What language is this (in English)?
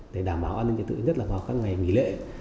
Vietnamese